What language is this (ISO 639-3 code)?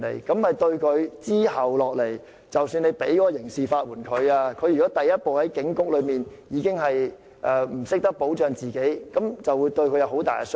yue